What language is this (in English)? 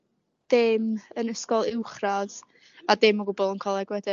Welsh